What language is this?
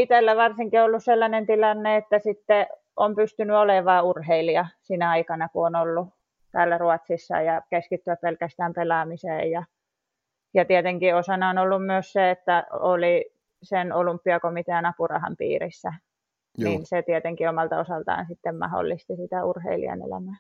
Finnish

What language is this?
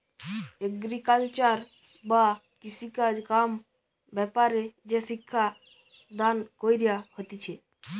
Bangla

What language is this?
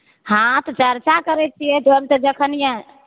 Maithili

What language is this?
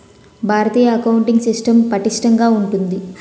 Telugu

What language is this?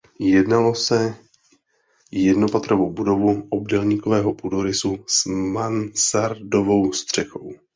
Czech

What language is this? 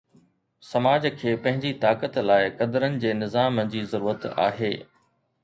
Sindhi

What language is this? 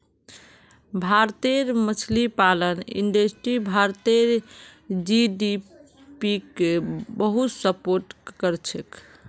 Magahi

